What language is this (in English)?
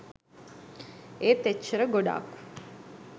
Sinhala